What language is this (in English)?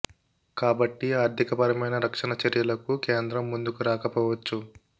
Telugu